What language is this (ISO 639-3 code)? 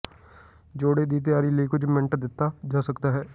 pan